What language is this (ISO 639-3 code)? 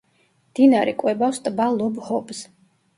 kat